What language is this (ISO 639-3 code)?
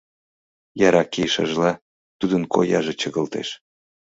chm